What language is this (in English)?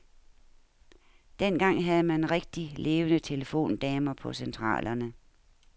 Danish